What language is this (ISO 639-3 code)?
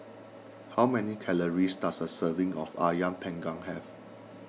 eng